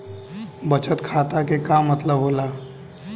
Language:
Bhojpuri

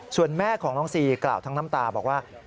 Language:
Thai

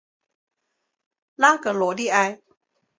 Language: Chinese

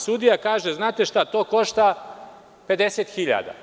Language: Serbian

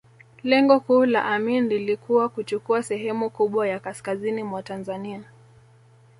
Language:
Swahili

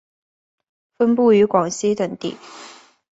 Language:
Chinese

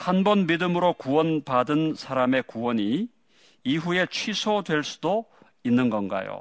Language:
Korean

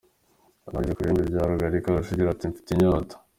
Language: Kinyarwanda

